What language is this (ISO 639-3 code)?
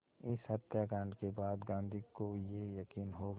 hin